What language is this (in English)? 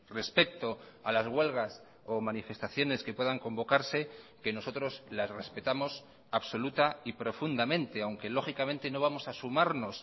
Spanish